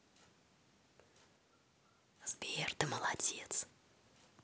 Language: Russian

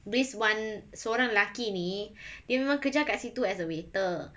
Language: English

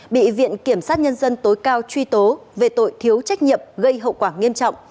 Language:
Vietnamese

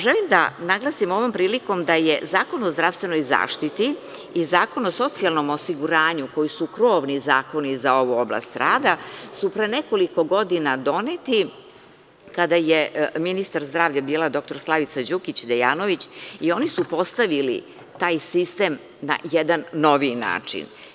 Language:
Serbian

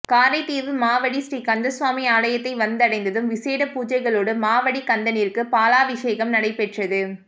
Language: Tamil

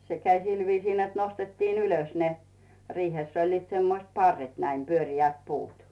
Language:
Finnish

